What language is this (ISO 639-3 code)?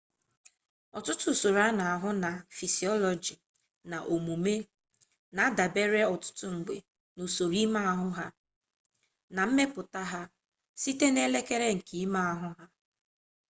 ibo